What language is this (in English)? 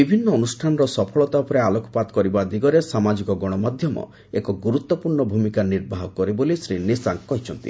Odia